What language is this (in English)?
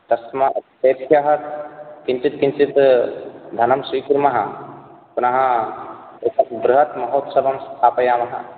Sanskrit